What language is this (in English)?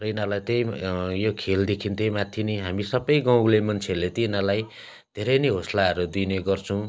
Nepali